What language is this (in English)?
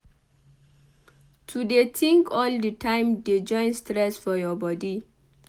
Nigerian Pidgin